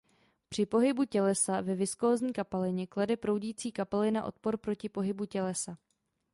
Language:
Czech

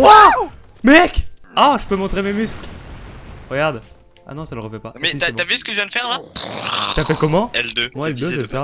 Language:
French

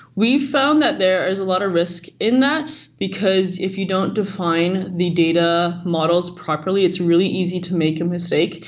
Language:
English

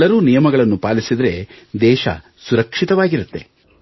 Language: Kannada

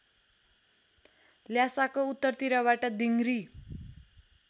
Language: Nepali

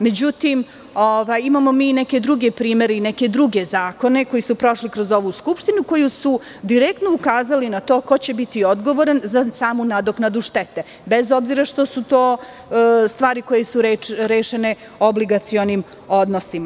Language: Serbian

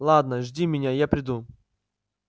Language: Russian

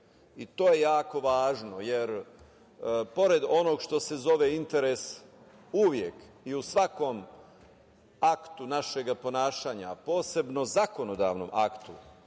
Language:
Serbian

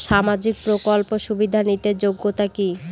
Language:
Bangla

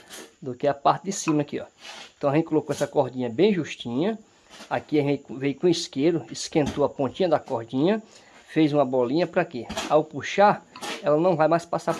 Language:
Portuguese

